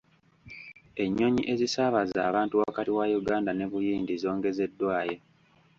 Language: Ganda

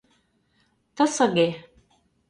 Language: Mari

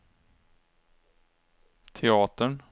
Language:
Swedish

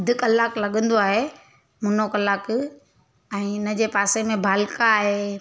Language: Sindhi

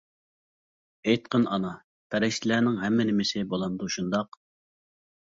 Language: Uyghur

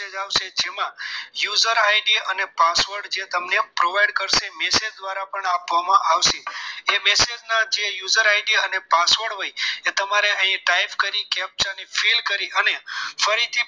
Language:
Gujarati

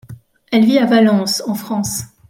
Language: French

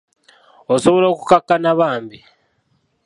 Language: Ganda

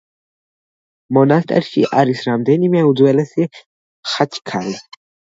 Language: Georgian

